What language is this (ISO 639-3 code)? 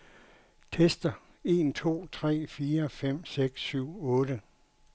dan